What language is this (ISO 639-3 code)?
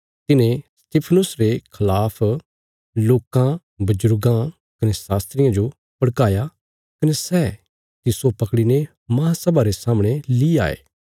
kfs